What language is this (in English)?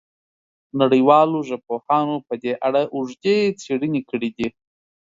Pashto